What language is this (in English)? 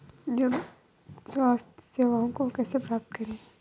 Hindi